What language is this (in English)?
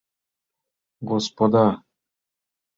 Mari